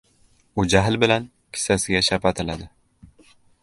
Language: Uzbek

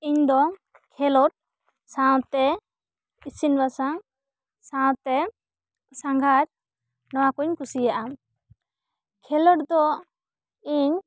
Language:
Santali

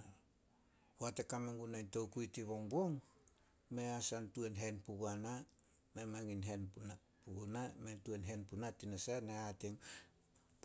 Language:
Solos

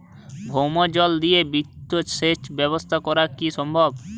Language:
Bangla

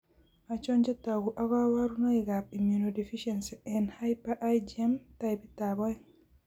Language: Kalenjin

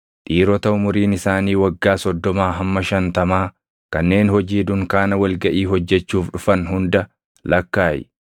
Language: Oromo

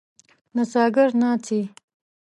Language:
Pashto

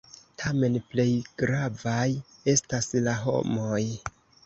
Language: Esperanto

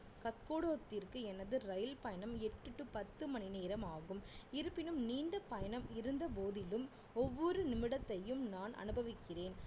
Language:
Tamil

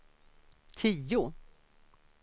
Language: Swedish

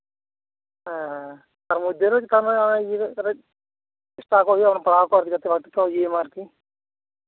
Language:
Santali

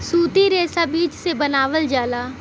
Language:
Bhojpuri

